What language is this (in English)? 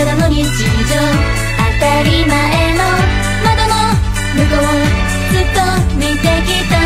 Japanese